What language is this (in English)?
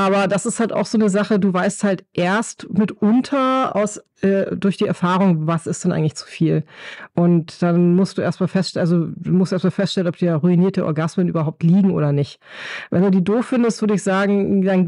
German